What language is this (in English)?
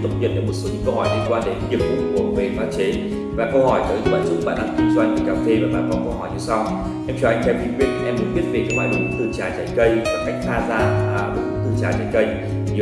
Vietnamese